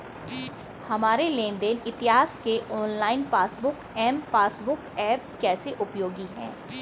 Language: Hindi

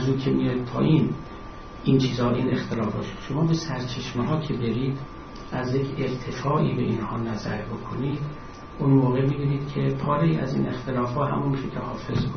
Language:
Persian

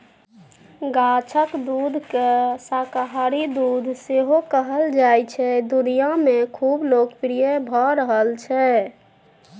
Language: Maithili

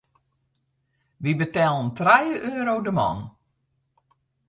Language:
Western Frisian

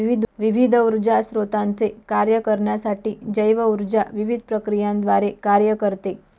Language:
Marathi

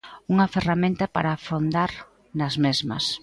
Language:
Galician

